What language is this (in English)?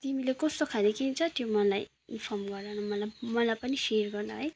Nepali